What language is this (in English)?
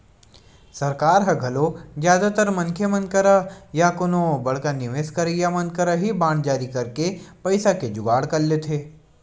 Chhattisgarhi